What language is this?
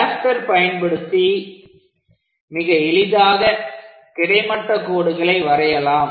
Tamil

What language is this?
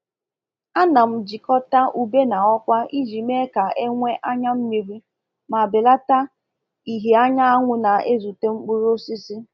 Igbo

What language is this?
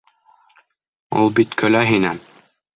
Bashkir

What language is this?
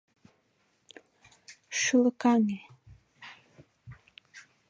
Mari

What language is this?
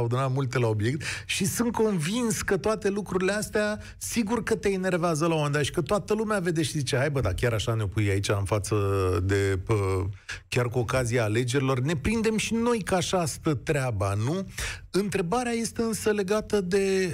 Romanian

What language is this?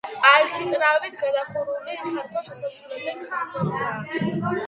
Georgian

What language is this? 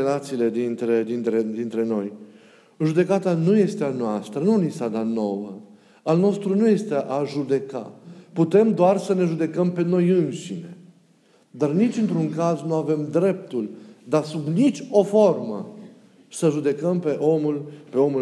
Romanian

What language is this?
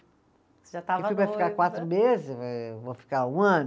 Portuguese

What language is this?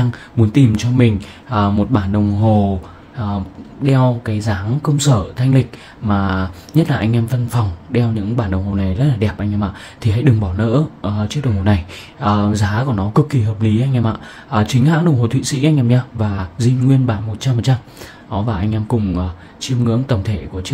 Vietnamese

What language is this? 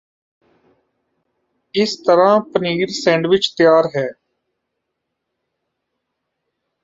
Punjabi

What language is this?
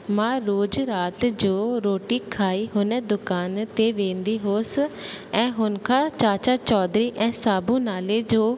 Sindhi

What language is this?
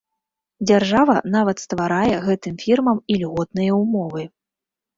Belarusian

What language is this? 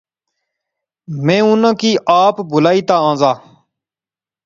Pahari-Potwari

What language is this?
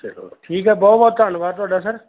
Punjabi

